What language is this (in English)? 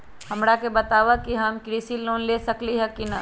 Magahi